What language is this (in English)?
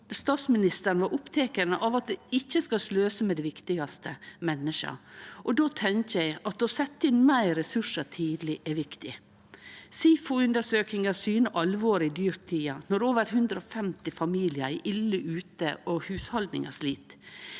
Norwegian